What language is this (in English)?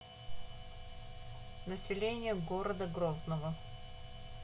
Russian